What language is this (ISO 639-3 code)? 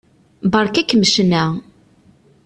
kab